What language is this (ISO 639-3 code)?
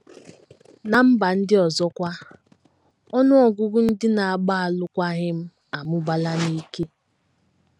ibo